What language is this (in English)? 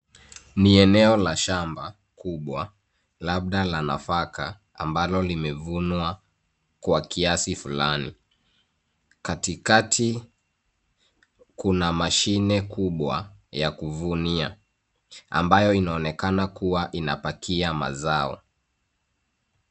Swahili